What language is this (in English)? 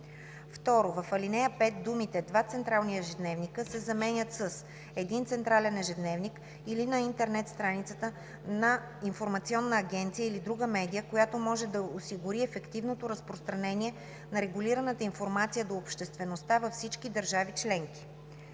Bulgarian